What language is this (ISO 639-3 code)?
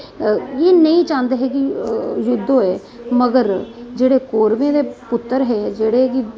doi